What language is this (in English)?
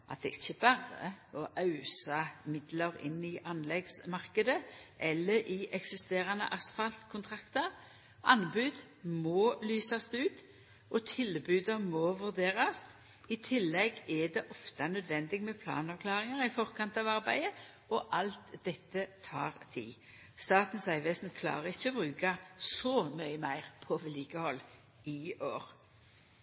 Norwegian Nynorsk